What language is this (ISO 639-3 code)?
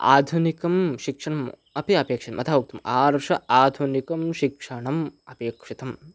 san